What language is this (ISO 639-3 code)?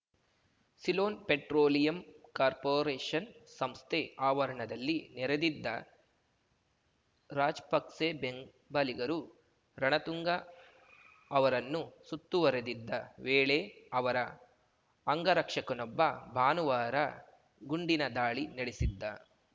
kan